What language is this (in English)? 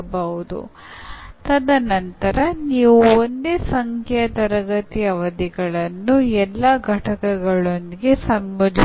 Kannada